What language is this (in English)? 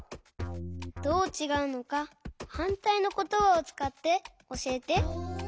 Japanese